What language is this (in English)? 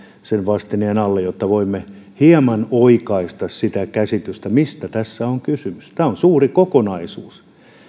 Finnish